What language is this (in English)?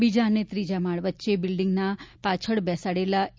Gujarati